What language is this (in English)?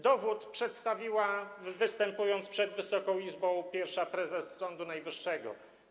Polish